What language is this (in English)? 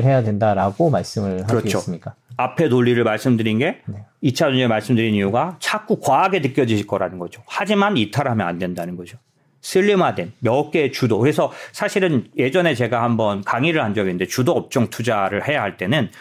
Korean